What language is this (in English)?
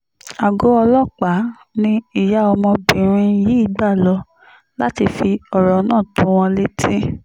Yoruba